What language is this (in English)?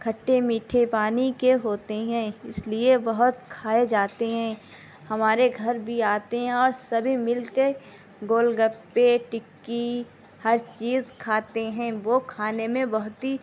Urdu